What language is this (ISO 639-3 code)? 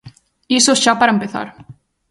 glg